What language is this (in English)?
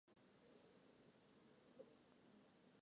Chinese